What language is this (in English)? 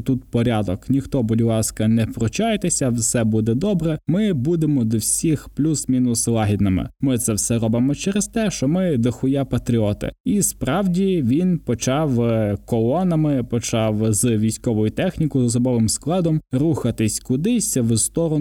Ukrainian